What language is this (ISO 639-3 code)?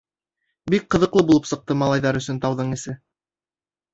bak